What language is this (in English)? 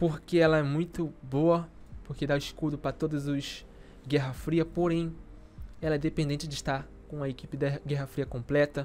Portuguese